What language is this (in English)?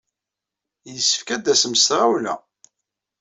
Kabyle